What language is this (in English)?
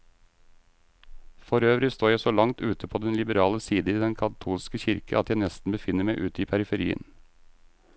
Norwegian